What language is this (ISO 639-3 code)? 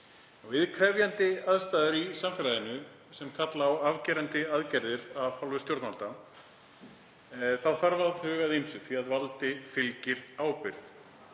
isl